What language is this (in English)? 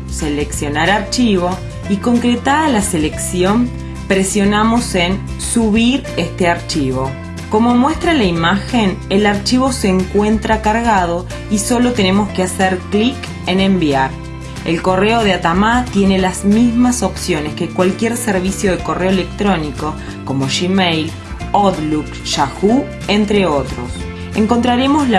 Spanish